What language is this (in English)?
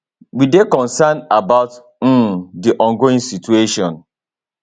Nigerian Pidgin